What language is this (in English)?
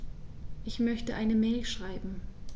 German